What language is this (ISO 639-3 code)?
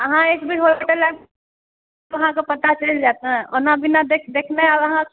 mai